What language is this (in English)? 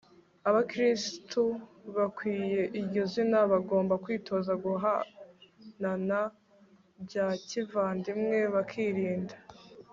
Kinyarwanda